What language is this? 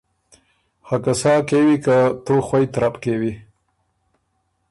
Ormuri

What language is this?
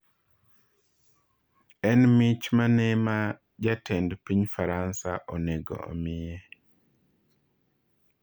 Luo (Kenya and Tanzania)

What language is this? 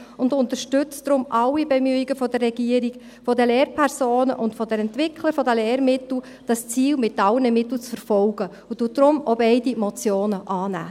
Swiss German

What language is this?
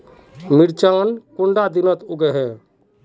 Magahi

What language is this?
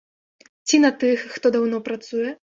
Belarusian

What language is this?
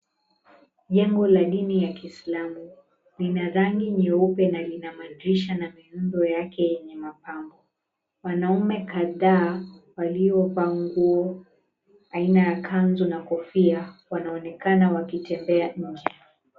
Swahili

